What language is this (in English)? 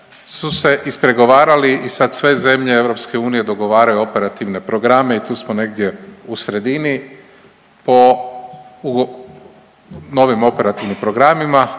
Croatian